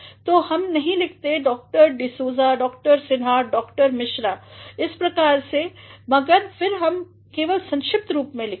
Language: Hindi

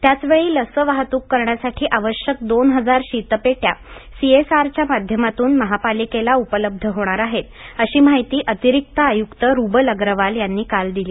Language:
Marathi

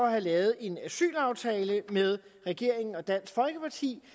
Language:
Danish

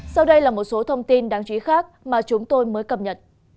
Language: Vietnamese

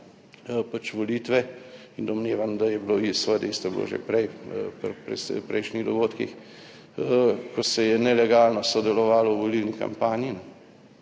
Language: Slovenian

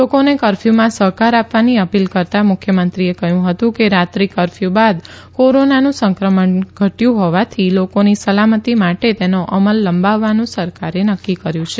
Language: Gujarati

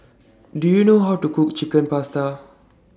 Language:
English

